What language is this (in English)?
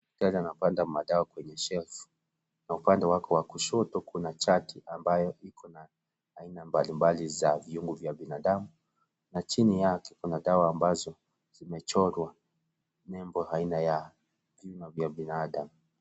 Swahili